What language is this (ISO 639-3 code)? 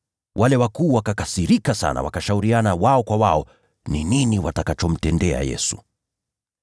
swa